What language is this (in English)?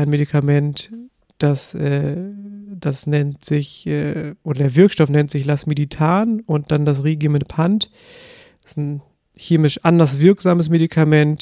German